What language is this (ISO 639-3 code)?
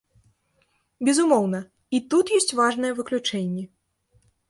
bel